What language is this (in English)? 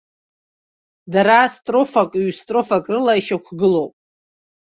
Abkhazian